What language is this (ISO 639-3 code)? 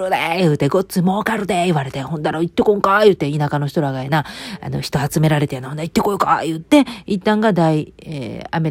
jpn